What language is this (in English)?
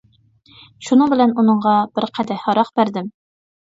Uyghur